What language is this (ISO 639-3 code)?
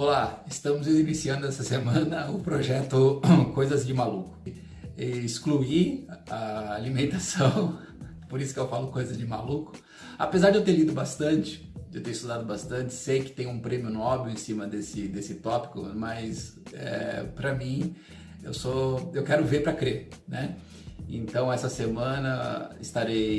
por